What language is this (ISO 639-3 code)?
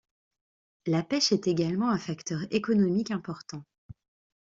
fra